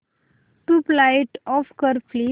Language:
Marathi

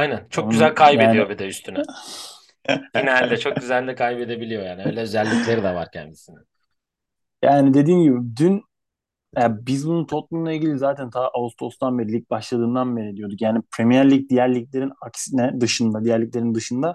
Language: Turkish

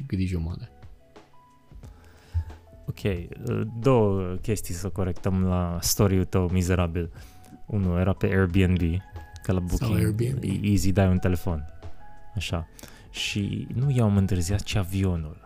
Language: Romanian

